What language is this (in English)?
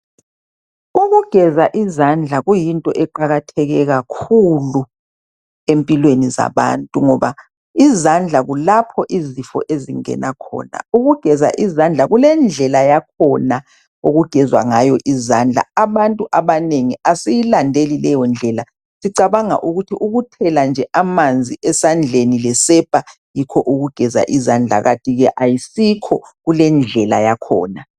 North Ndebele